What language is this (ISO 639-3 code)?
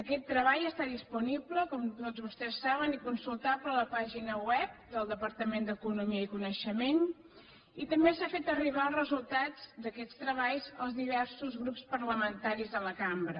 cat